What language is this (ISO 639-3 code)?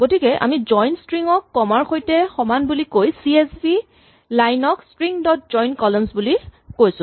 asm